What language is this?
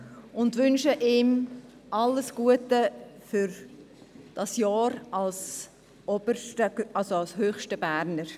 Swiss German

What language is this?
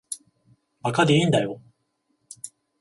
Japanese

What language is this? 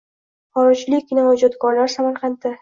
Uzbek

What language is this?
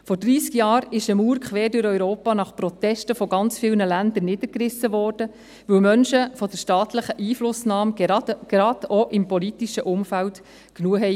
Swiss German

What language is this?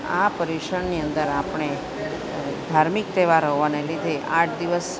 Gujarati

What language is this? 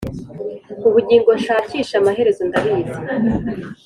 Kinyarwanda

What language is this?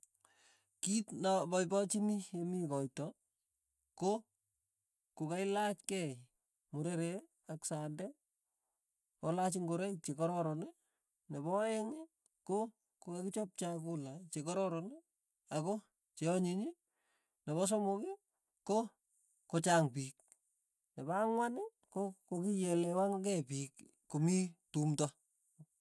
Tugen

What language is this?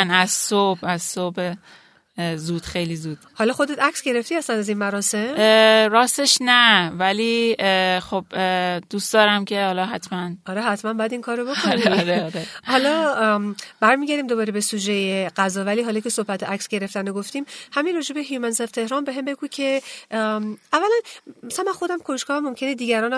Persian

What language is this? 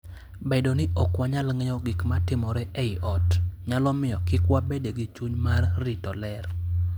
Luo (Kenya and Tanzania)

